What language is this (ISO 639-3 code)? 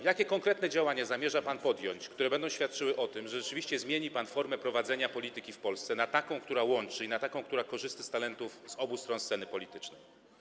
pol